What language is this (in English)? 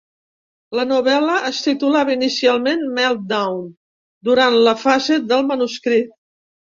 Catalan